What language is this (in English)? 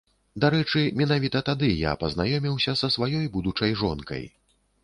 Belarusian